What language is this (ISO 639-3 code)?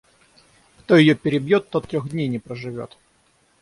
rus